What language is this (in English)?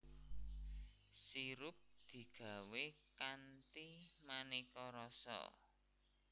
Javanese